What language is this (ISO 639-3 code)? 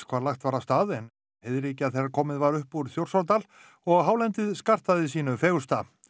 isl